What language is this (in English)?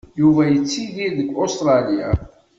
Kabyle